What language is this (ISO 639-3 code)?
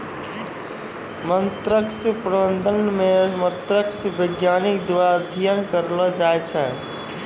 mai